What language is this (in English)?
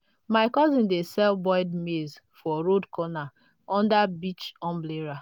Nigerian Pidgin